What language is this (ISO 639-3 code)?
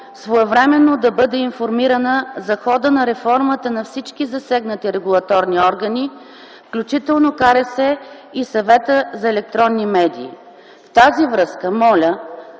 bul